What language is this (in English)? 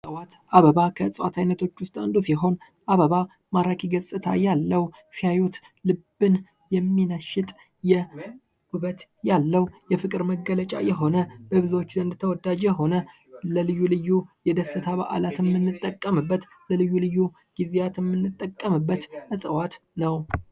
Amharic